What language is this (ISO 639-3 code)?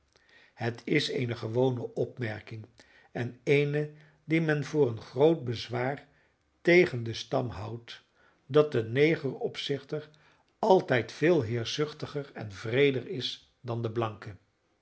nld